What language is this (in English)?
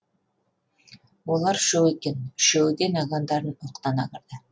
Kazakh